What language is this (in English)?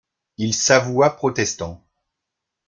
French